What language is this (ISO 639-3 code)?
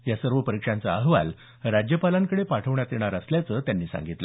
mar